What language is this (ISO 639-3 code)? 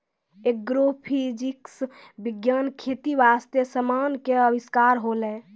mai